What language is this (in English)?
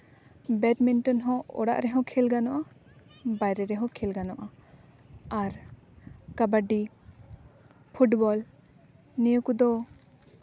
Santali